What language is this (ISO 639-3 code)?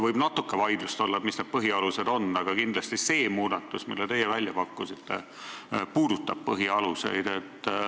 est